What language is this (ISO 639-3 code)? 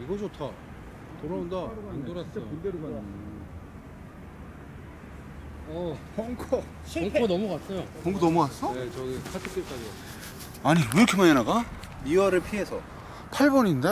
kor